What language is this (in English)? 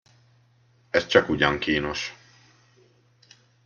Hungarian